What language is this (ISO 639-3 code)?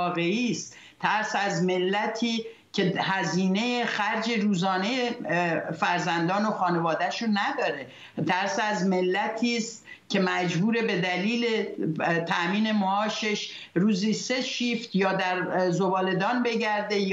fas